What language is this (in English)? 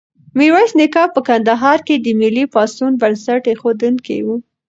Pashto